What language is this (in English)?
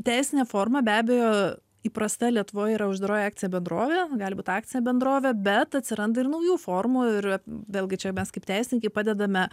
Lithuanian